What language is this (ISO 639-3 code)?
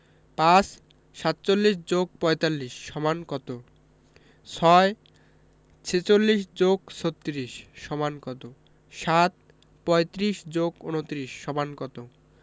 ben